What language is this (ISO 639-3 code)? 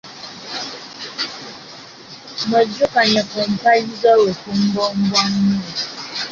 lug